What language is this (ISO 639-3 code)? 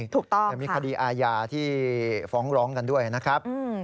tha